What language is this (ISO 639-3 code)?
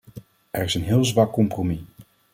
nld